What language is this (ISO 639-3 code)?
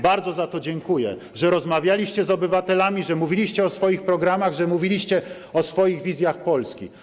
pol